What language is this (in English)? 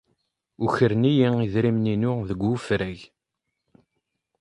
Kabyle